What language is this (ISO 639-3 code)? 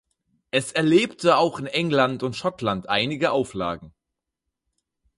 deu